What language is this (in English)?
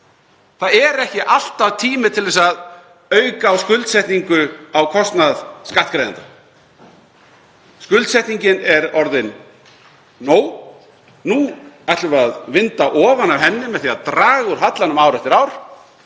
Icelandic